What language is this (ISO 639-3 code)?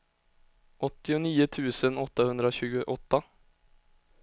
swe